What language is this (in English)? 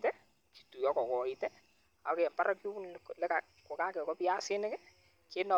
Kalenjin